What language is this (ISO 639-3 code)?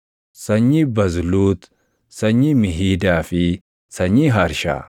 orm